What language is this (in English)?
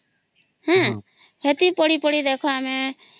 Odia